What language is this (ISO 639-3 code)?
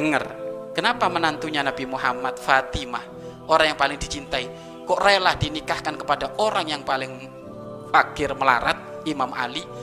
ind